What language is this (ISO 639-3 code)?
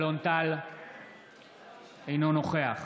heb